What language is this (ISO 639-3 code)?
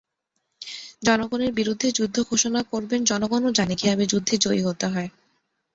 ben